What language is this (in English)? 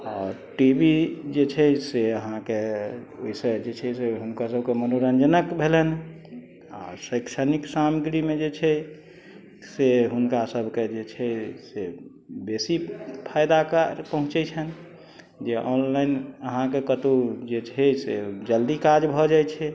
Maithili